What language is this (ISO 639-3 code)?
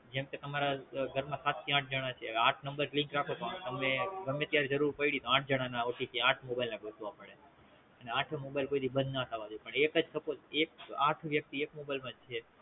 guj